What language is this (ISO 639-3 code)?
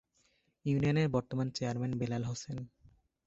ben